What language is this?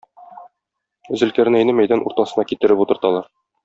Tatar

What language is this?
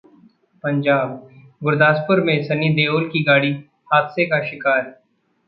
Hindi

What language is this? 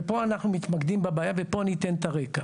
Hebrew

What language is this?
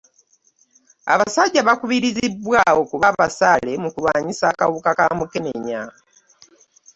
Ganda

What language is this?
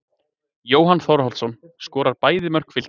Icelandic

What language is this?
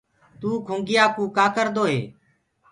Gurgula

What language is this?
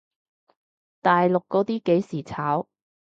Cantonese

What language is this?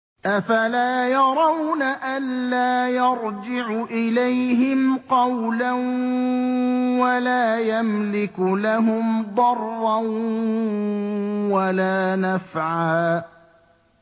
Arabic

